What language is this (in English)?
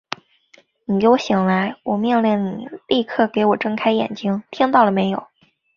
Chinese